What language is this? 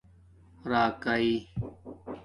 Domaaki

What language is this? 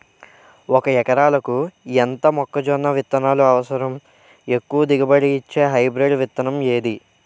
Telugu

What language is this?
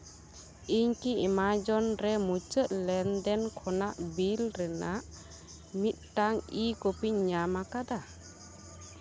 Santali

